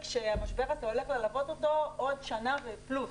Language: Hebrew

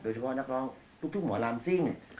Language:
Thai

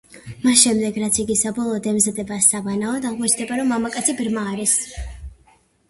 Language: Georgian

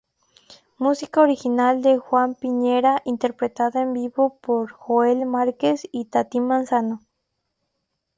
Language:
Spanish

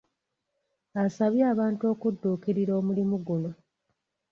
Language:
Ganda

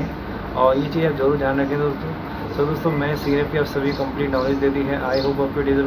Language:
Hindi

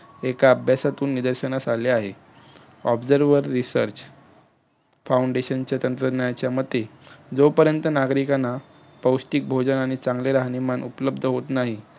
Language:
Marathi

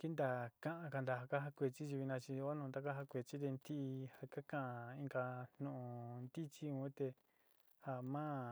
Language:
Sinicahua Mixtec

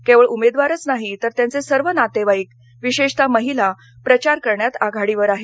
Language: Marathi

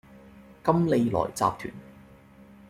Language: Cantonese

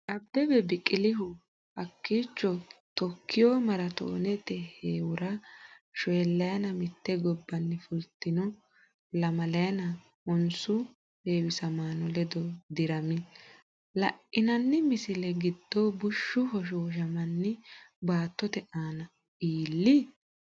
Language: Sidamo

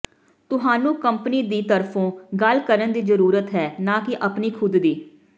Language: Punjabi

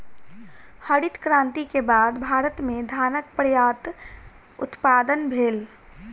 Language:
Maithili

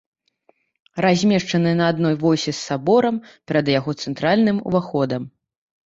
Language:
Belarusian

